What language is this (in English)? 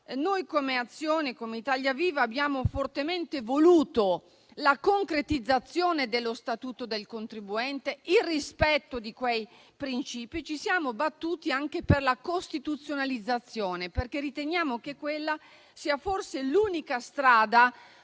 Italian